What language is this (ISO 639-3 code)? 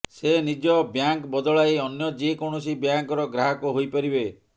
ori